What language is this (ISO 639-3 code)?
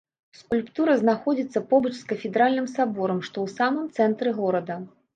bel